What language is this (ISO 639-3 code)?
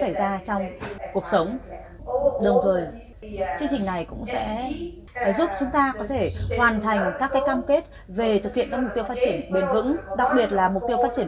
vie